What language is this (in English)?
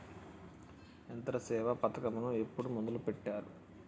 Telugu